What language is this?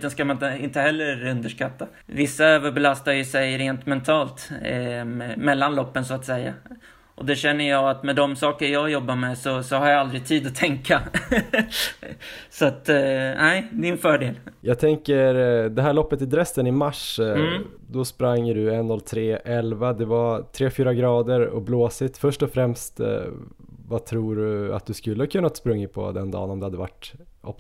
Swedish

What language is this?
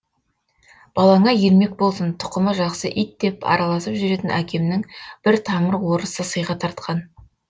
Kazakh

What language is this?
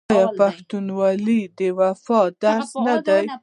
Pashto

